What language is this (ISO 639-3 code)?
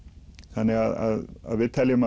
isl